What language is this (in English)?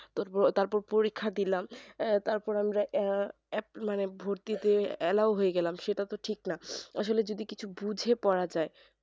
Bangla